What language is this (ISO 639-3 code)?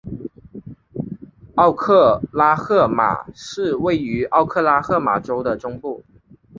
zho